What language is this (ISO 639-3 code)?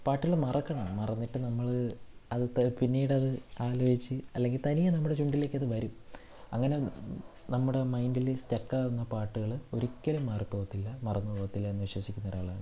mal